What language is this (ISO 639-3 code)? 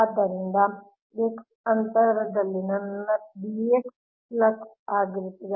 kan